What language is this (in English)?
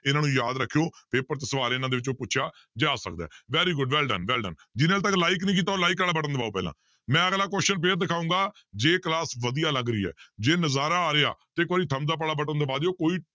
Punjabi